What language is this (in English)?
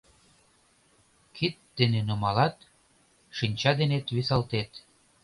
Mari